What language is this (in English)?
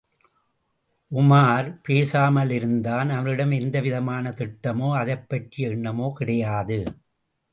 Tamil